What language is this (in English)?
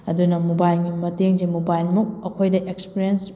Manipuri